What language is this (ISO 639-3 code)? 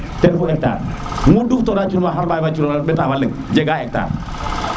srr